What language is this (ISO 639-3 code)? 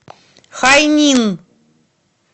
rus